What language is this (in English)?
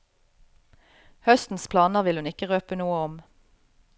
Norwegian